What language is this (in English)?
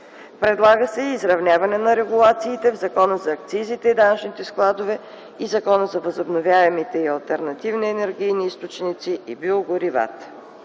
Bulgarian